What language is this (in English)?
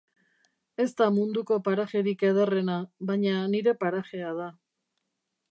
Basque